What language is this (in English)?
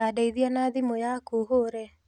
Kikuyu